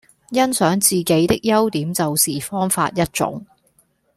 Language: Cantonese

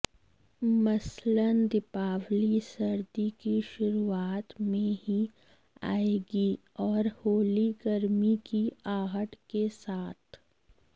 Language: Hindi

